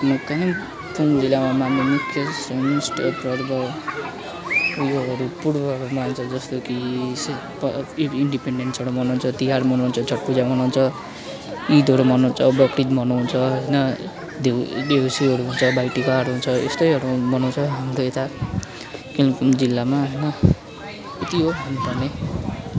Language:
Nepali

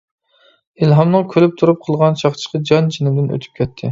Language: Uyghur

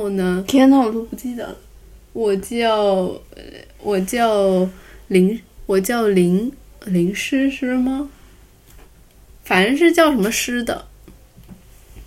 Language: Chinese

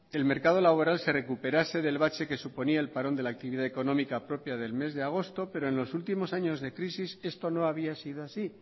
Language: Spanish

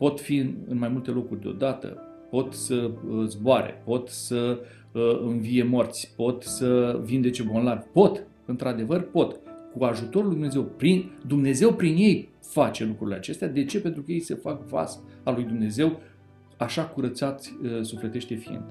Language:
Romanian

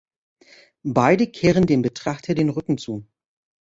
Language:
German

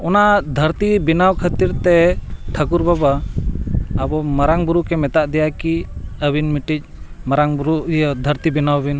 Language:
Santali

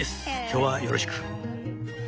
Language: Japanese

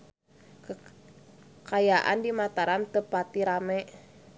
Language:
Sundanese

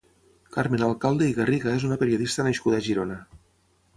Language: Catalan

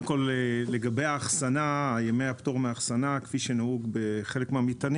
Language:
Hebrew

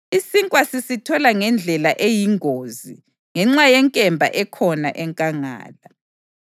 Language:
North Ndebele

